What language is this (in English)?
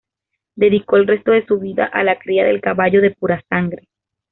Spanish